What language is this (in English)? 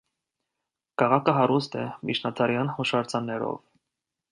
Armenian